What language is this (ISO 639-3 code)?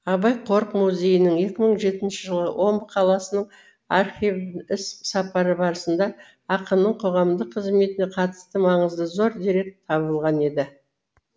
kaz